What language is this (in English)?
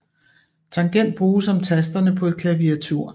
Danish